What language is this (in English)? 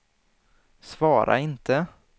Swedish